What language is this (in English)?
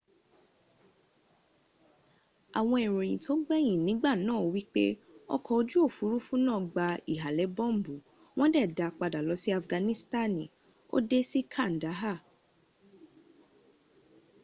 Yoruba